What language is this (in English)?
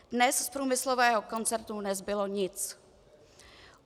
Czech